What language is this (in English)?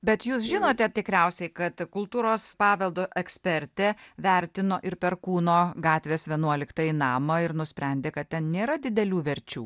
Lithuanian